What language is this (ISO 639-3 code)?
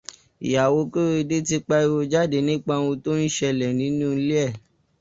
yor